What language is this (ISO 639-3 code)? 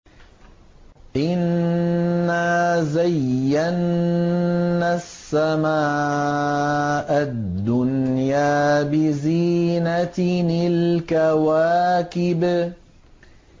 ara